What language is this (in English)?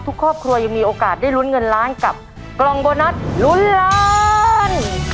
Thai